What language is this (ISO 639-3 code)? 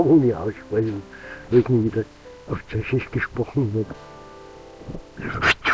deu